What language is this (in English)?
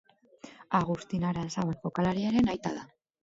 Basque